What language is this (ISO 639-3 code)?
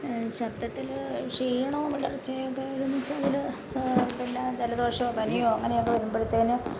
mal